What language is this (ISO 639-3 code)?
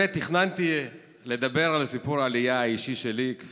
heb